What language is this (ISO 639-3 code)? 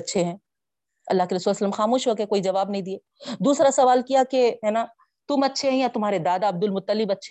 urd